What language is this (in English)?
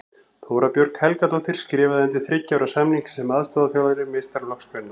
Icelandic